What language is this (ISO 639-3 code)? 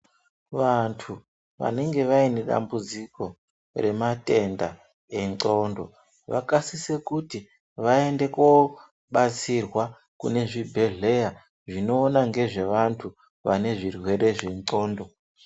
ndc